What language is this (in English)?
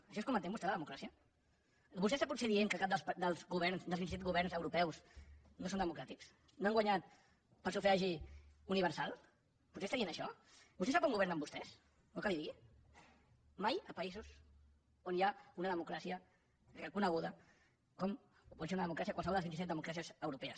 Catalan